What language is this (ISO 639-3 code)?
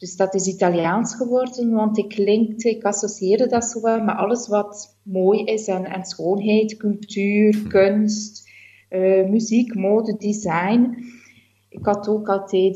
nld